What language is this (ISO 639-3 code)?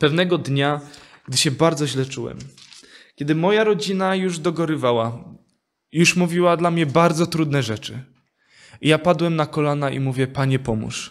pol